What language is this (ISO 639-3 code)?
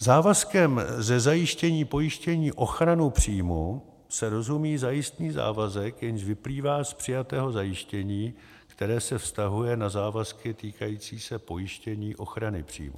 ces